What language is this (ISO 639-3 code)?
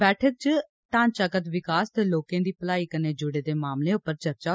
doi